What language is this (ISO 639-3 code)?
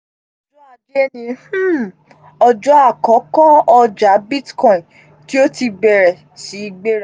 yor